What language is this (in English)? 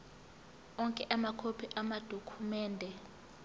Zulu